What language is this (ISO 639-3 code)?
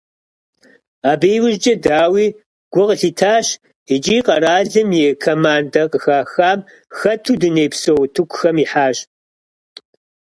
kbd